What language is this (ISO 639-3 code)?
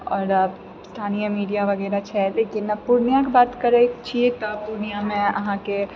mai